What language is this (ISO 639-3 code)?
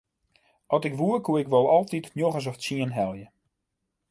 fry